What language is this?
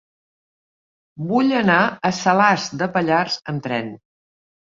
Catalan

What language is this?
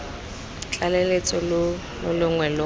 Tswana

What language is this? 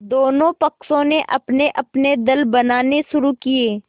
Hindi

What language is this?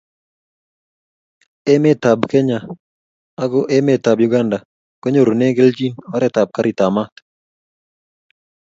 Kalenjin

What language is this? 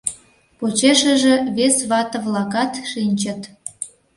Mari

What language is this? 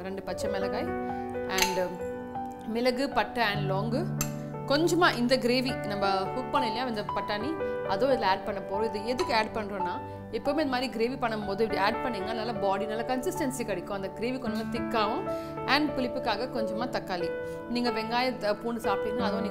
Tamil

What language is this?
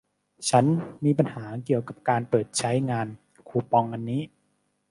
Thai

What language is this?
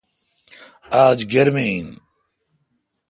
Kalkoti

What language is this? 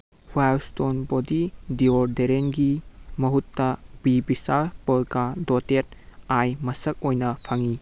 Manipuri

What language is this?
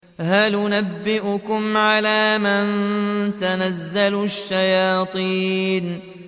Arabic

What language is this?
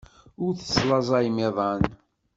Kabyle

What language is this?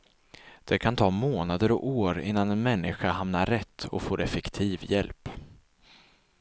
Swedish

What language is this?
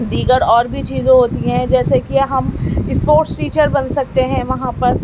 Urdu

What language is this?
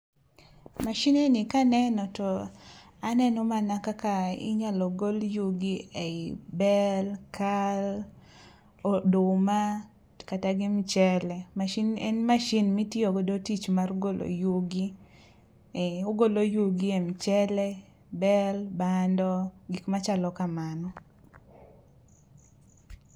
Luo (Kenya and Tanzania)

